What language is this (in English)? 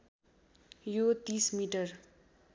Nepali